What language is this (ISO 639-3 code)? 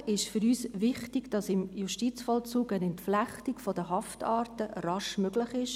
gsw